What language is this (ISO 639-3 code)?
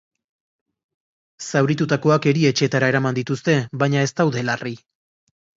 eus